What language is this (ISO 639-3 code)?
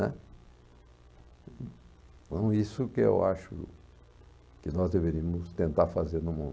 por